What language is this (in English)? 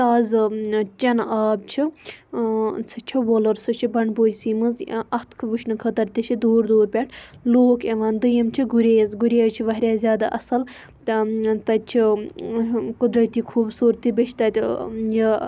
Kashmiri